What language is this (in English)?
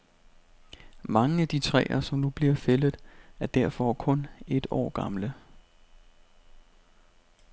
Danish